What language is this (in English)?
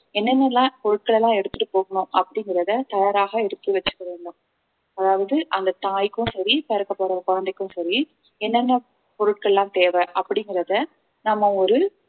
Tamil